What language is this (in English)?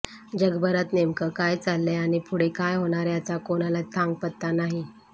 Marathi